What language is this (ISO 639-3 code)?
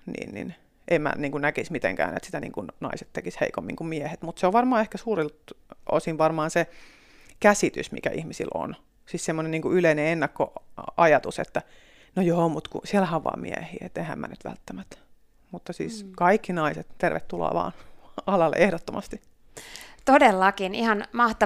fin